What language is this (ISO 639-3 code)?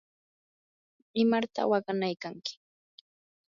qur